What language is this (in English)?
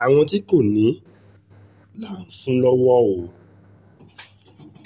Yoruba